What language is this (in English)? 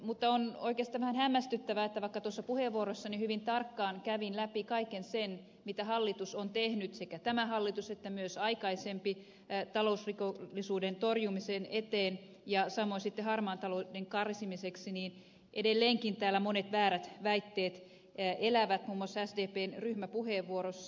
Finnish